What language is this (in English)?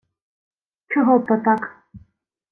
Ukrainian